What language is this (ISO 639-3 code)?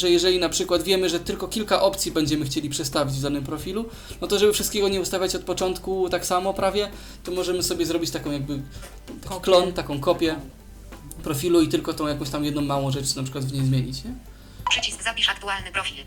pol